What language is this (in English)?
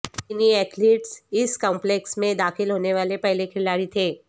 Urdu